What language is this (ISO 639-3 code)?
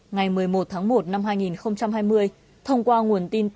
vie